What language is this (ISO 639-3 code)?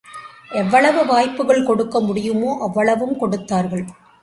tam